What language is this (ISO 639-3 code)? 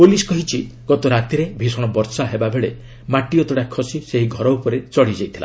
ori